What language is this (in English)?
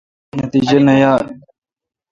Kalkoti